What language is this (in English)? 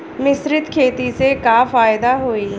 Bhojpuri